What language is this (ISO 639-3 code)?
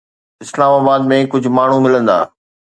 snd